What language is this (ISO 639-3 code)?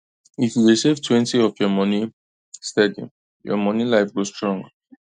pcm